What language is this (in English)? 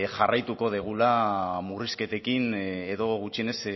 Basque